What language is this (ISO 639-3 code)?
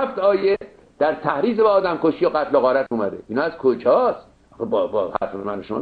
fas